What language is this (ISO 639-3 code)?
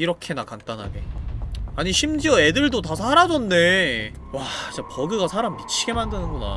kor